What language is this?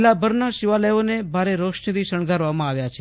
Gujarati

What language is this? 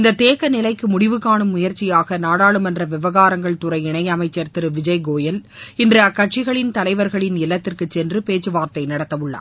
Tamil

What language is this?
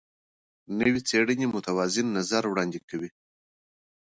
Pashto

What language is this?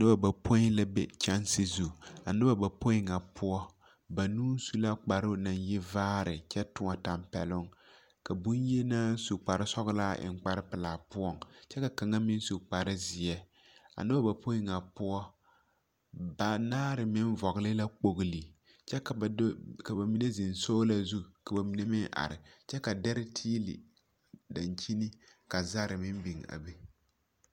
Southern Dagaare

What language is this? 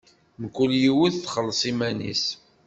Kabyle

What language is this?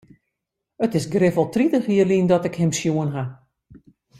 Western Frisian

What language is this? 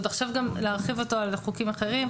Hebrew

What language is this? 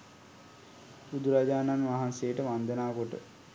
Sinhala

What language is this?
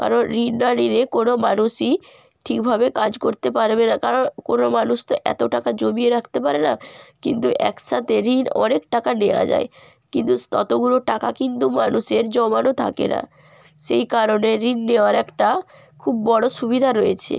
Bangla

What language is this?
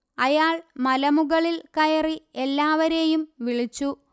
Malayalam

